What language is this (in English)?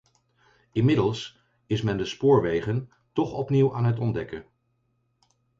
Dutch